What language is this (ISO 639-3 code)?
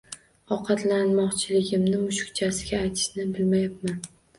uzb